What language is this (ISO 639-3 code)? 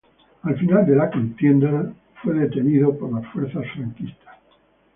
spa